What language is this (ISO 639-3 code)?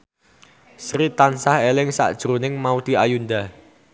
jav